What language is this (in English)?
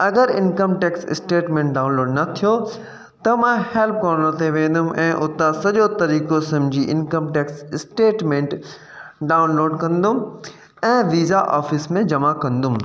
Sindhi